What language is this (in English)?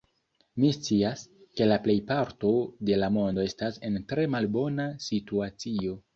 Esperanto